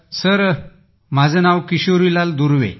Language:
Marathi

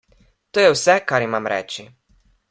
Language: Slovenian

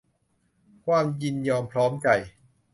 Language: Thai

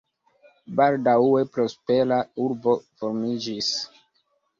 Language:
Esperanto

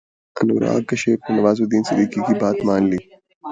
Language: Urdu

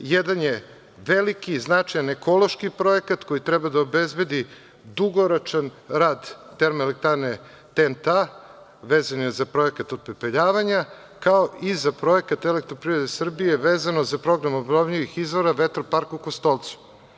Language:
Serbian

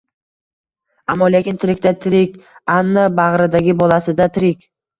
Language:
Uzbek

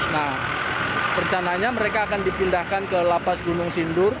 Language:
Indonesian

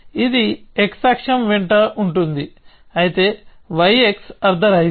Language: Telugu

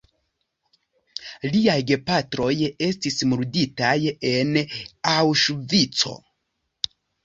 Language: Esperanto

